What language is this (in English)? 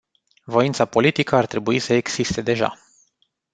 Romanian